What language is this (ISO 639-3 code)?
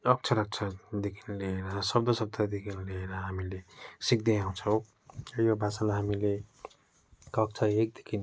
nep